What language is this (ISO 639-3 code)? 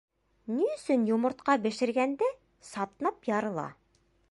bak